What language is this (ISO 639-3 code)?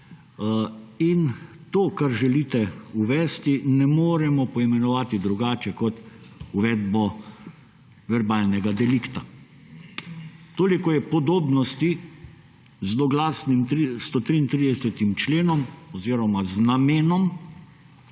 slv